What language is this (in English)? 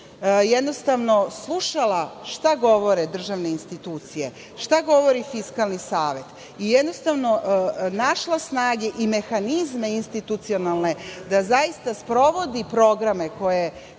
Serbian